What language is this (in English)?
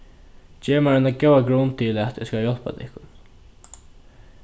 Faroese